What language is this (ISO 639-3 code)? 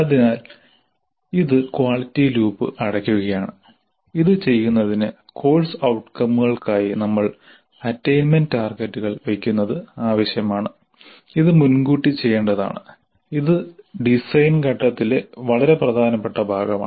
mal